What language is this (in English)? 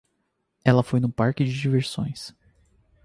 Portuguese